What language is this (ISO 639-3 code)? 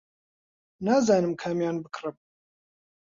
ckb